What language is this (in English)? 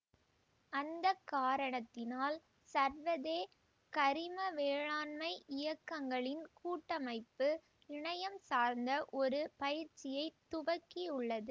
Tamil